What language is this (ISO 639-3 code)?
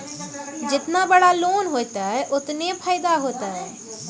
mai